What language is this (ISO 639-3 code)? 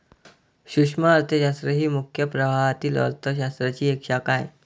mar